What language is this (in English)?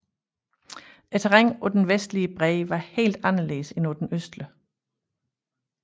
Danish